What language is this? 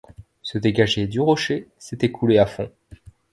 French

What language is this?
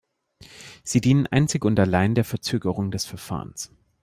German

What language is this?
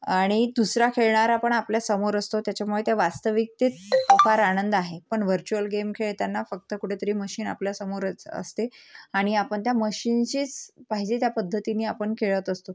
Marathi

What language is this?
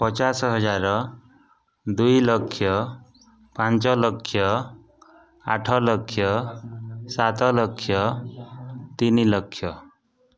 Odia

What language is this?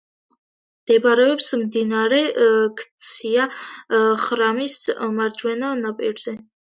Georgian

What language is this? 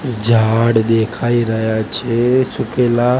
Gujarati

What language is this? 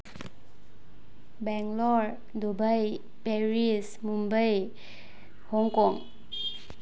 Manipuri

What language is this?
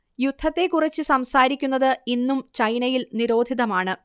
Malayalam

